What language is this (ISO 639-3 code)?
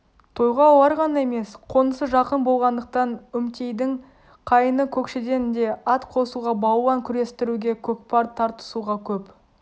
kaz